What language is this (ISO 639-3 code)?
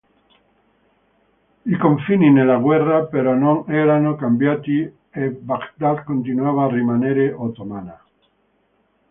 ita